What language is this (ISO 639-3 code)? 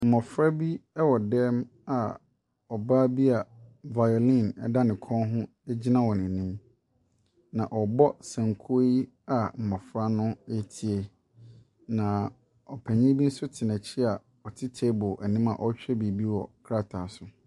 aka